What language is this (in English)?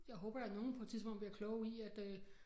Danish